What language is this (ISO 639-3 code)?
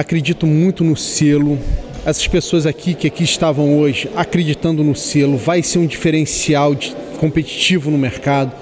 por